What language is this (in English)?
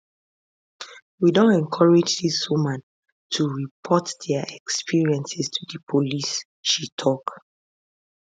Nigerian Pidgin